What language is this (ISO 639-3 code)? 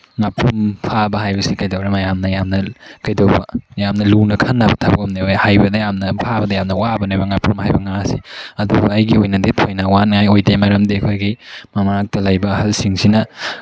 mni